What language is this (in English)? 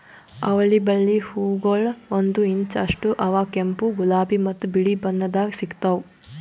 Kannada